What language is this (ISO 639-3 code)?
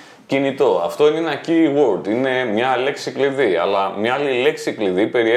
ell